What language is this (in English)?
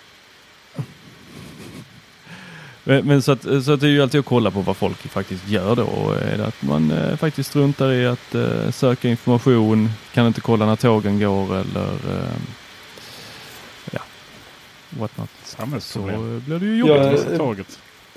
Swedish